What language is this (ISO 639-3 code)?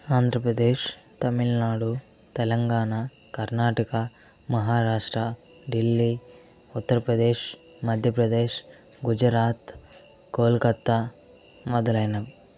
tel